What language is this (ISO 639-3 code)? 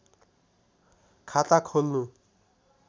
nep